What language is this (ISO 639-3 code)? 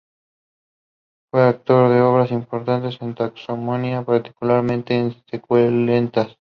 spa